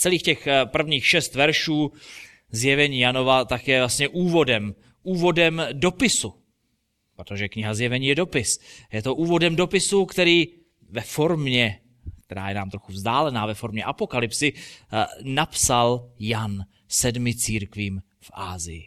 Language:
Czech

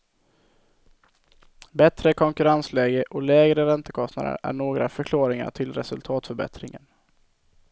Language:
Swedish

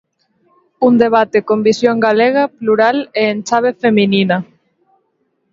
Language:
Galician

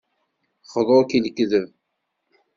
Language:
Kabyle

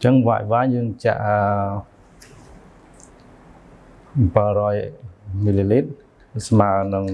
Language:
Vietnamese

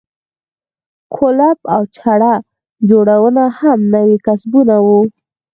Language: Pashto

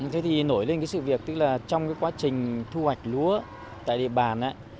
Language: Vietnamese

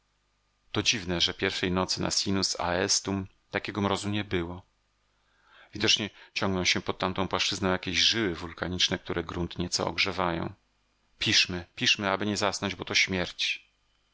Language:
Polish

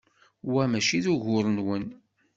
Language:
Kabyle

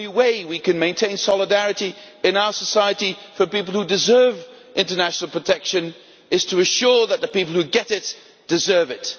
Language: English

